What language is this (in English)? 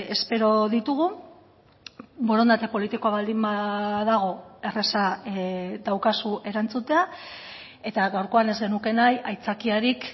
Basque